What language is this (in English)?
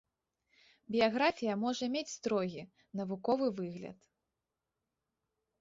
Belarusian